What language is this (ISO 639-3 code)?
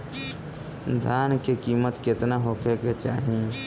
bho